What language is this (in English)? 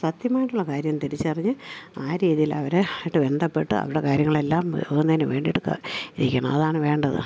Malayalam